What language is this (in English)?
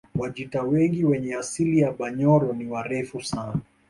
Swahili